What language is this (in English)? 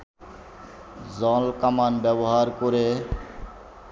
Bangla